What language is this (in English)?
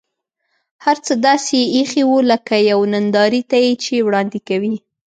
Pashto